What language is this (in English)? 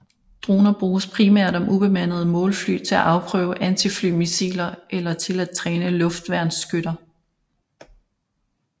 Danish